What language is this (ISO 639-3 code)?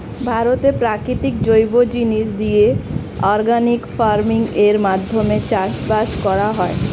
ben